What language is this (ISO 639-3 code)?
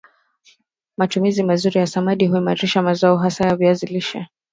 swa